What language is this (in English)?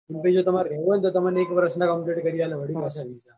Gujarati